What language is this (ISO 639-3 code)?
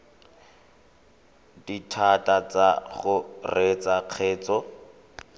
tsn